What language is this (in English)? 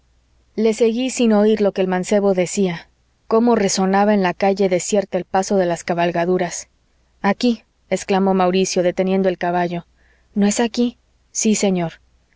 Spanish